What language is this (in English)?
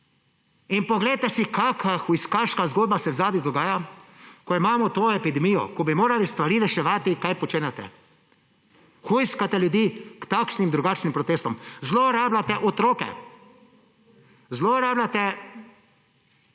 Slovenian